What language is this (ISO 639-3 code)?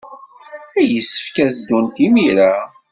kab